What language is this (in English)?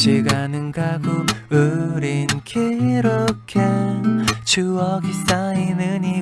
Korean